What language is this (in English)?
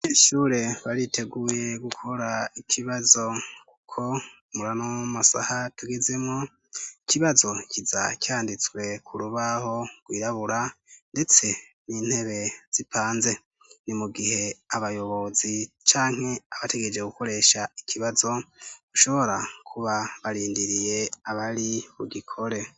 Rundi